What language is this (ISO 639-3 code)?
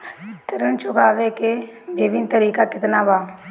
bho